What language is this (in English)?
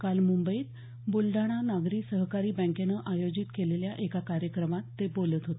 Marathi